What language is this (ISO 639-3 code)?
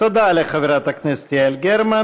heb